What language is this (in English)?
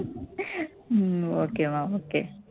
Tamil